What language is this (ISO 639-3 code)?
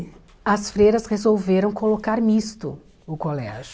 por